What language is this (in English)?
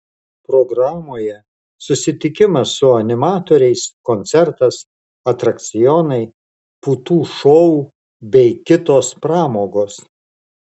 Lithuanian